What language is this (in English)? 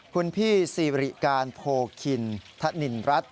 Thai